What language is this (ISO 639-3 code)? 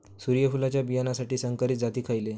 mar